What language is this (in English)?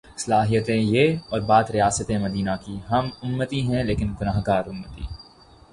Urdu